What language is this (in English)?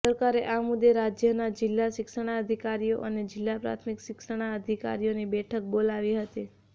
Gujarati